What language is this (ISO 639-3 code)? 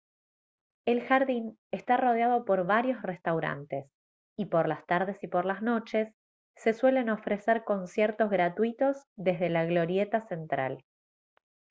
spa